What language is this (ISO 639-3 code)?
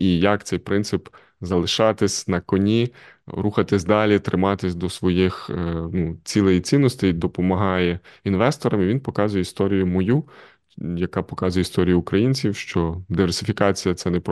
ukr